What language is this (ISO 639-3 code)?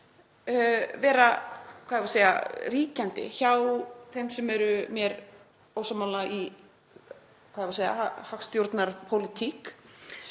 isl